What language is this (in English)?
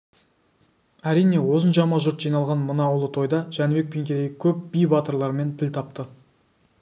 Kazakh